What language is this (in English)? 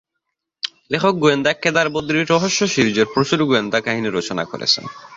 Bangla